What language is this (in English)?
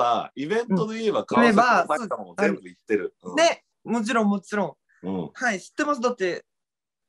Japanese